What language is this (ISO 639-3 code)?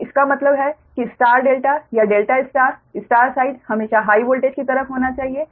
hin